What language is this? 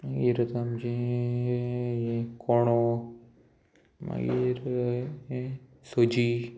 Konkani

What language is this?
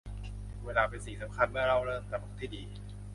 Thai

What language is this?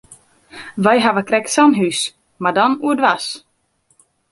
Western Frisian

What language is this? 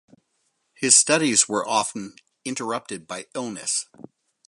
English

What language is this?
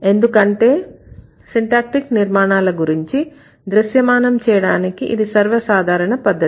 Telugu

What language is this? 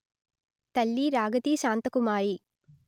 Telugu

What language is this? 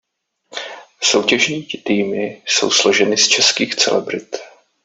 Czech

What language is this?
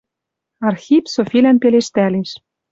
Western Mari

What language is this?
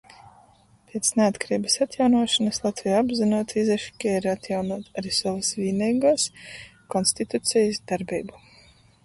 Latgalian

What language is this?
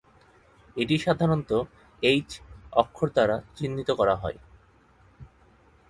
Bangla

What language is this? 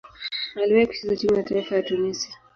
Swahili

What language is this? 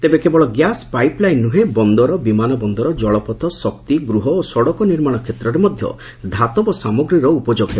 Odia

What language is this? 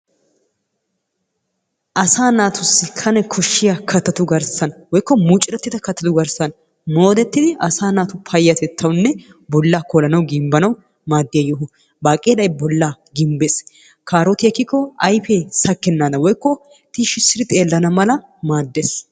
Wolaytta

